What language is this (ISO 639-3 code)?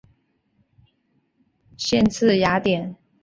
zho